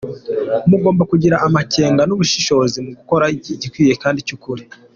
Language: Kinyarwanda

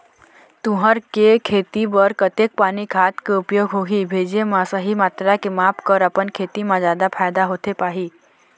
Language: Chhattisgarhi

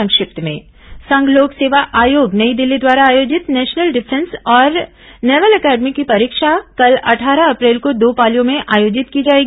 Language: Hindi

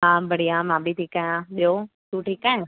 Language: Sindhi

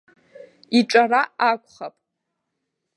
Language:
Abkhazian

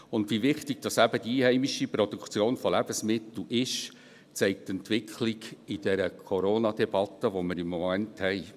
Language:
Swiss German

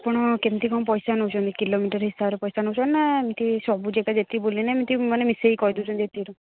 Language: Odia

